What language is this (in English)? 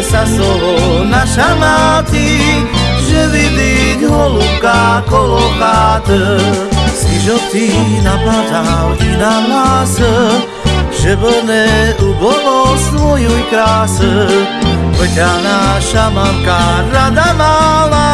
Slovak